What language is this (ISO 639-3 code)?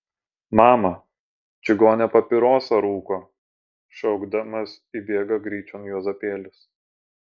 lit